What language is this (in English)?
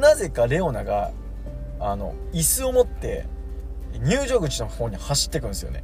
Japanese